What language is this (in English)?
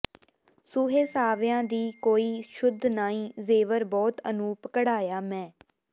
Punjabi